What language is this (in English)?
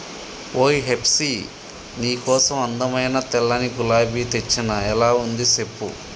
Telugu